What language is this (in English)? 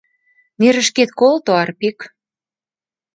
Mari